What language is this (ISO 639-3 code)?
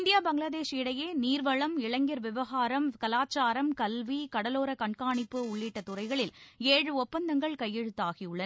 tam